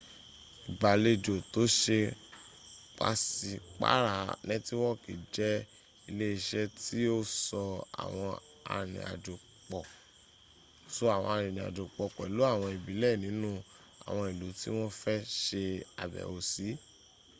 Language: Yoruba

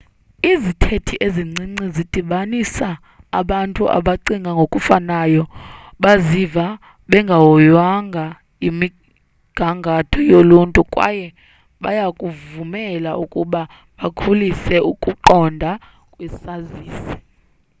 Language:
Xhosa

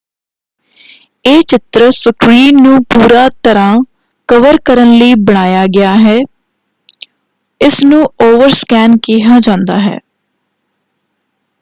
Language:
Punjabi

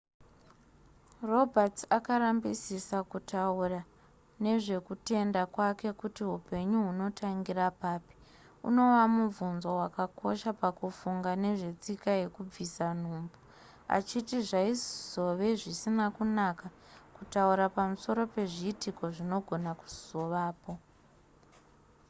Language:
Shona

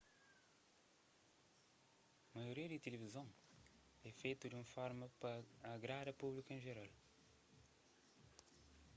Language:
Kabuverdianu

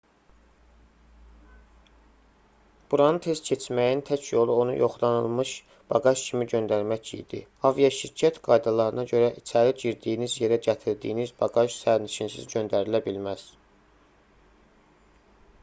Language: Azerbaijani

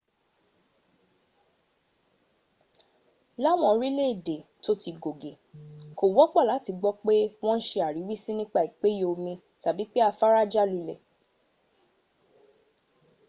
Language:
Yoruba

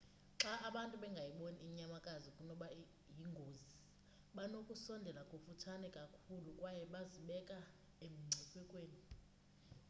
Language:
Xhosa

